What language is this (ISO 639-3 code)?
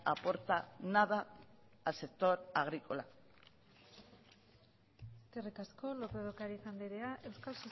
eus